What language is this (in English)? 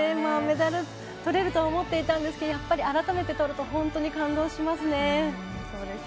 Japanese